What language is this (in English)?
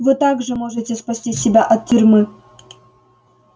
Russian